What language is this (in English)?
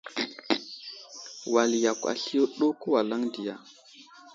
Wuzlam